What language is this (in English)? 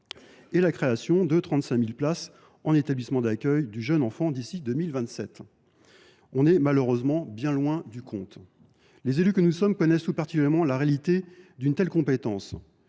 French